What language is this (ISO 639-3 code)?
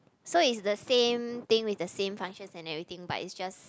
eng